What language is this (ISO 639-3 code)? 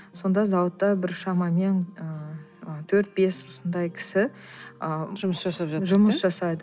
kaz